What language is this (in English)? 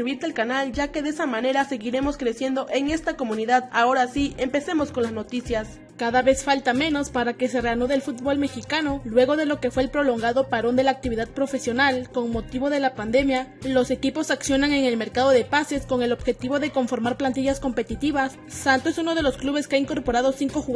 Spanish